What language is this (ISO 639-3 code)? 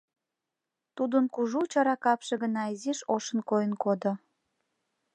chm